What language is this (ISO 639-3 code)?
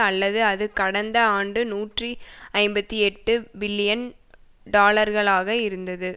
tam